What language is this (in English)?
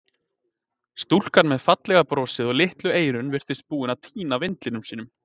Icelandic